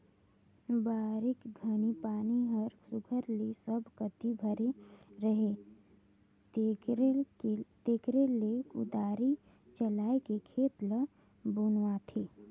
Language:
Chhattisgarhi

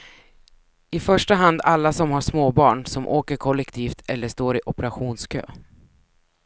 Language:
Swedish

